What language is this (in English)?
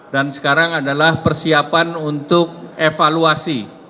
Indonesian